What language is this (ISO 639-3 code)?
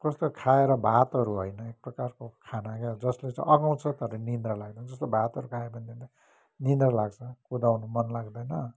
nep